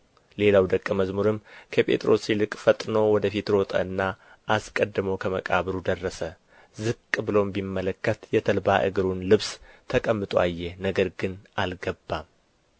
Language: Amharic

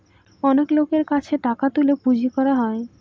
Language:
Bangla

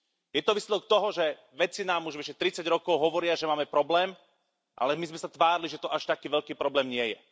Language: Slovak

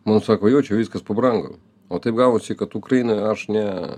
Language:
Lithuanian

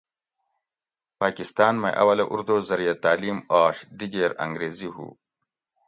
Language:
Gawri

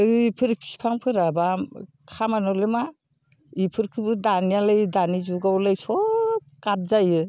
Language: Bodo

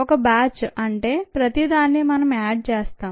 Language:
Telugu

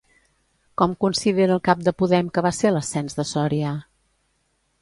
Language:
Catalan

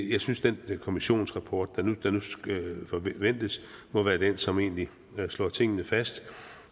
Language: Danish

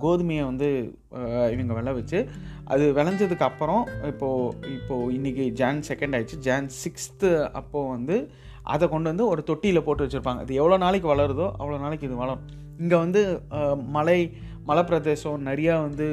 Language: Tamil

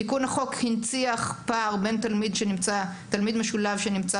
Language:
Hebrew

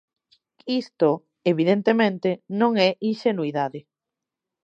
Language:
Galician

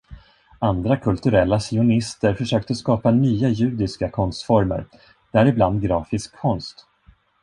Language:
Swedish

